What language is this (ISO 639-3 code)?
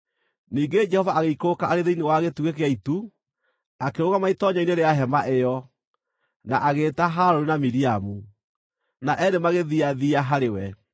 kik